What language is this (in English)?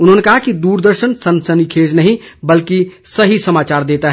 Hindi